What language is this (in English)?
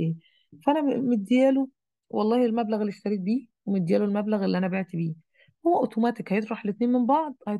Arabic